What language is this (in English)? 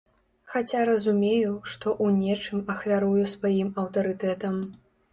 Belarusian